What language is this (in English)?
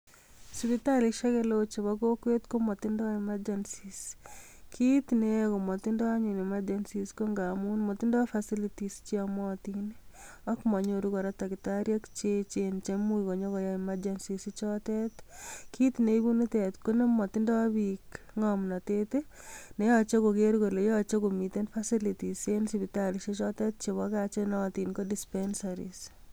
Kalenjin